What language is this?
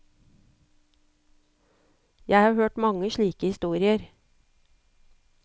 Norwegian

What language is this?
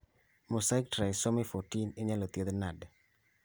Luo (Kenya and Tanzania)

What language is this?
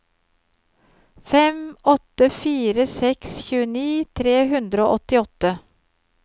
Norwegian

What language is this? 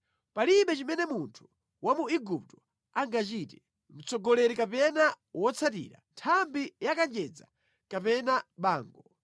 Nyanja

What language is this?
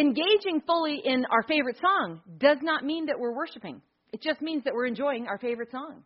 English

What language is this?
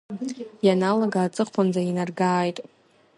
Abkhazian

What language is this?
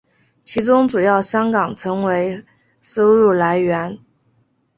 Chinese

